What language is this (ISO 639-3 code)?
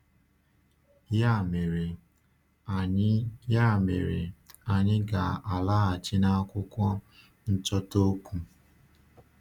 ibo